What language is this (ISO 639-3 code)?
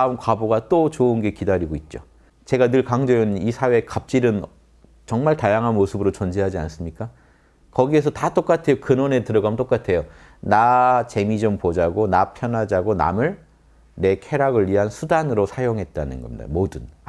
kor